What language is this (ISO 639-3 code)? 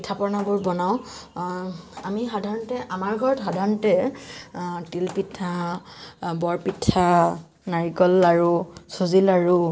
asm